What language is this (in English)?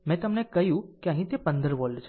Gujarati